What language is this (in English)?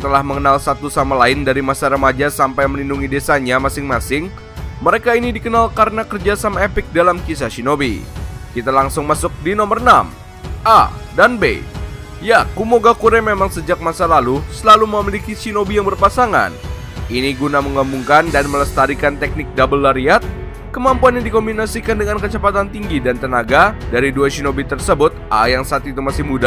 Indonesian